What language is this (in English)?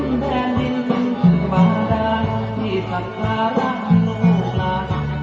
Thai